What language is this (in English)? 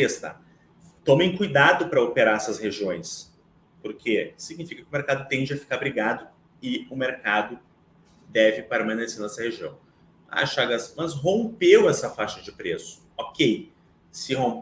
Portuguese